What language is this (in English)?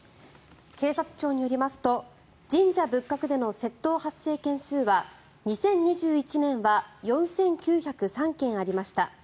Japanese